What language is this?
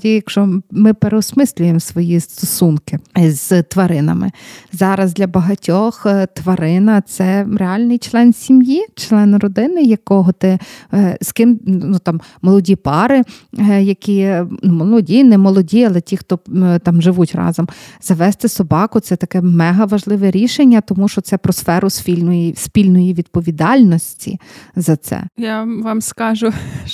Ukrainian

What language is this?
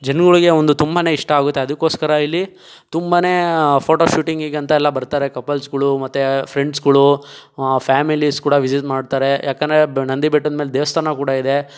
Kannada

